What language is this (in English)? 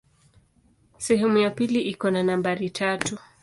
Swahili